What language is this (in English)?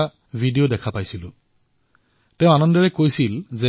Assamese